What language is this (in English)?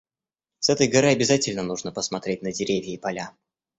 Russian